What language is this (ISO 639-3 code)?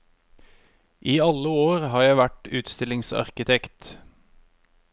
nor